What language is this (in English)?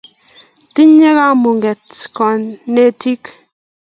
Kalenjin